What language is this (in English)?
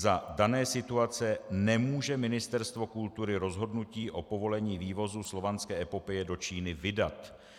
Czech